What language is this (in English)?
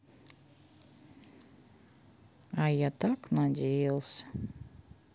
Russian